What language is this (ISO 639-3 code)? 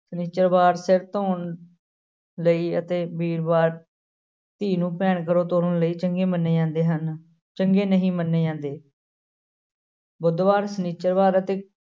pan